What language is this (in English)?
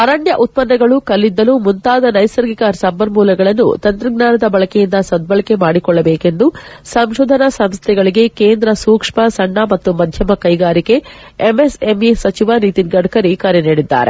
Kannada